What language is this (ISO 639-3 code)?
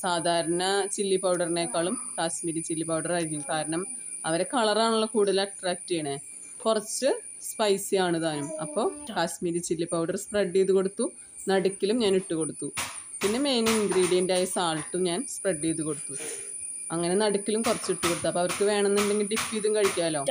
mal